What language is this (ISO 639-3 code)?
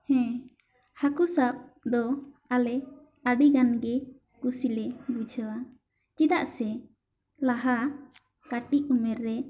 sat